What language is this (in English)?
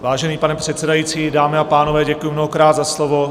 Czech